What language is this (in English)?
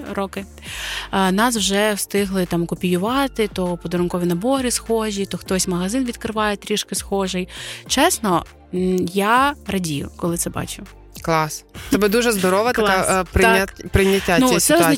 Ukrainian